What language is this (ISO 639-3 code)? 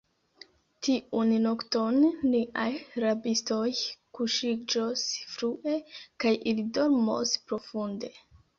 epo